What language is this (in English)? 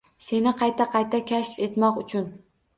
Uzbek